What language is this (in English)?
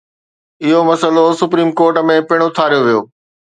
Sindhi